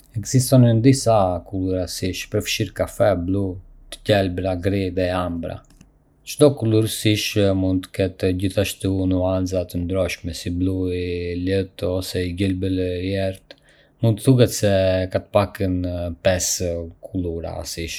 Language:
Arbëreshë Albanian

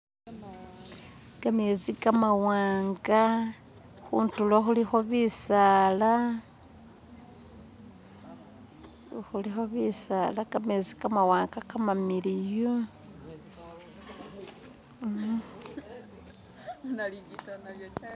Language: Masaaba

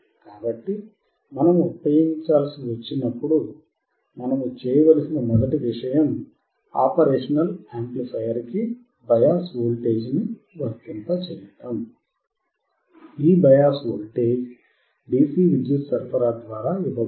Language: Telugu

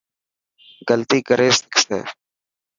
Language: Dhatki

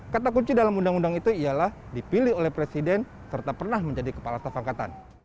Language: Indonesian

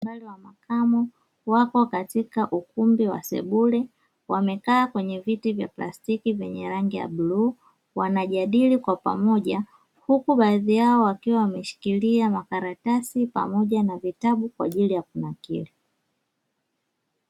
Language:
Swahili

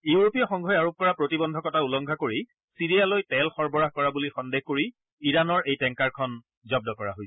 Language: Assamese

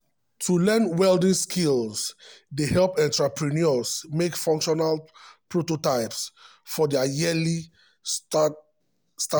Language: Nigerian Pidgin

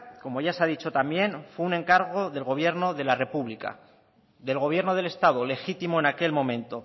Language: Spanish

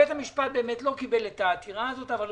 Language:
Hebrew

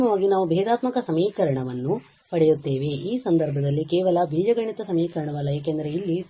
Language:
Kannada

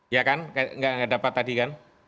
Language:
Indonesian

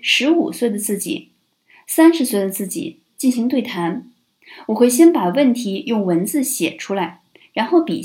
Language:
Chinese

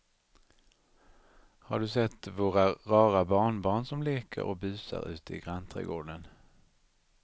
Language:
Swedish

